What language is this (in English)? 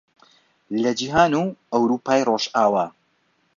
Central Kurdish